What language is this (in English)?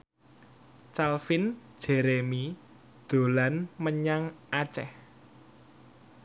Javanese